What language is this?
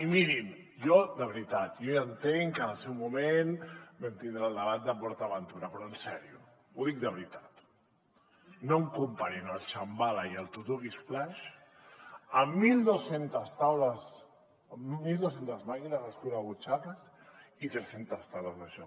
Catalan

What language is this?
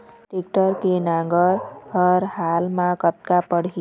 Chhattisgarhi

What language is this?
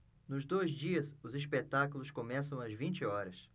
Portuguese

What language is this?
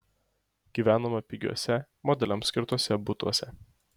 Lithuanian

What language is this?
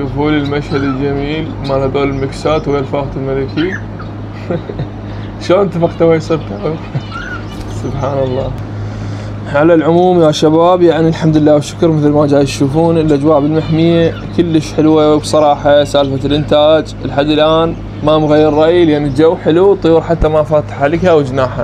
Arabic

